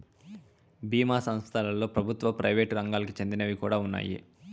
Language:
Telugu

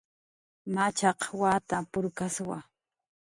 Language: Jaqaru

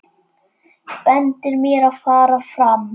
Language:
Icelandic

